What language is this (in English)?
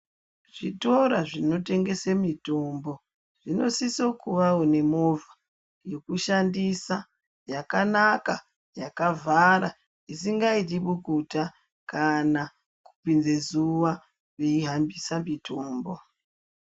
Ndau